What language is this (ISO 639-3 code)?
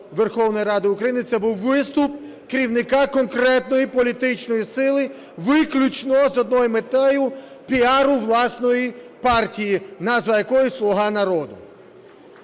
ukr